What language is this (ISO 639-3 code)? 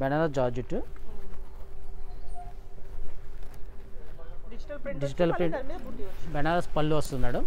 tel